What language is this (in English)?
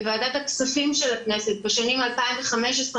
Hebrew